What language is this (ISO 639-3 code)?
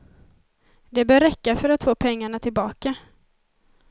swe